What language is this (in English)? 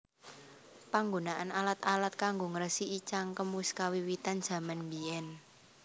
Javanese